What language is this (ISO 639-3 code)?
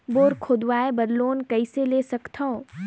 hne